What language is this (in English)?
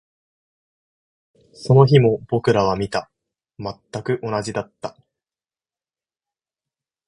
Japanese